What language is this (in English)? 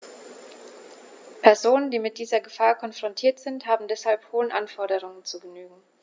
German